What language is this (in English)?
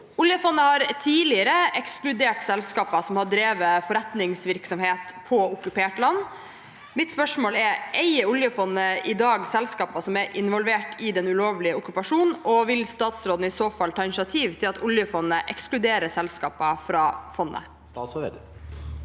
Norwegian